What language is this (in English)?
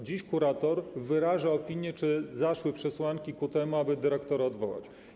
Polish